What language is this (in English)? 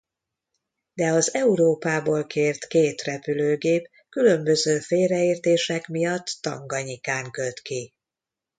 Hungarian